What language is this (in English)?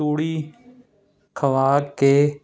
Punjabi